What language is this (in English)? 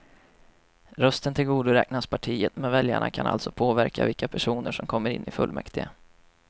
Swedish